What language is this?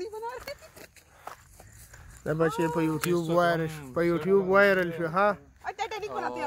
Arabic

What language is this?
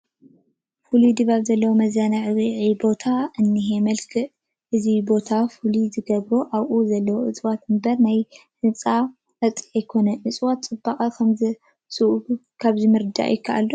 Tigrinya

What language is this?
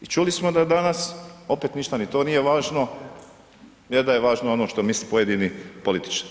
Croatian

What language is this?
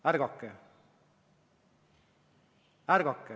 Estonian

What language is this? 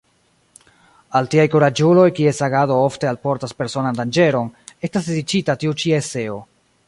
Esperanto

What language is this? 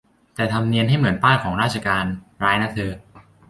Thai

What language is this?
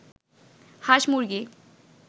Bangla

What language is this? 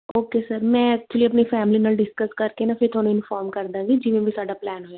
Punjabi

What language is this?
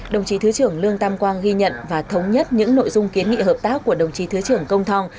Vietnamese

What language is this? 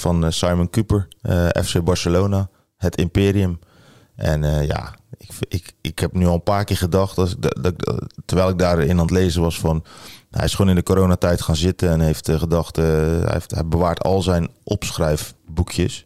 Dutch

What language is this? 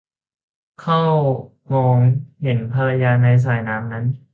Thai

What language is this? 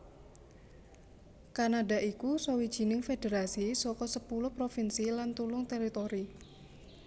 Javanese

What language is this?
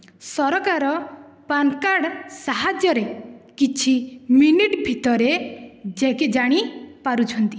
Odia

